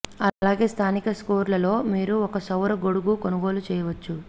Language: Telugu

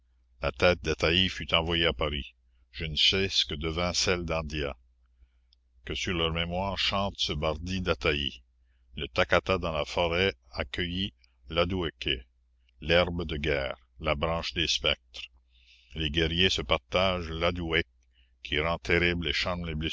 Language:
French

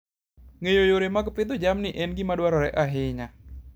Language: Luo (Kenya and Tanzania)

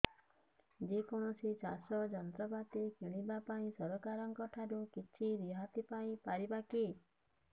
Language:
Odia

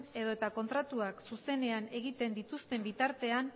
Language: Basque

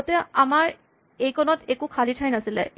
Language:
Assamese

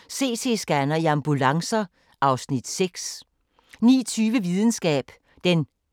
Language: Danish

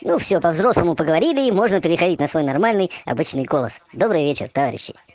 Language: Russian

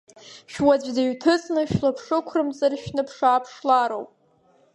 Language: Abkhazian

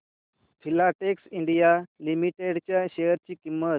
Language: Marathi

